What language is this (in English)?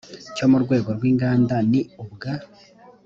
Kinyarwanda